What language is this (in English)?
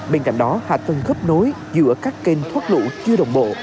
Vietnamese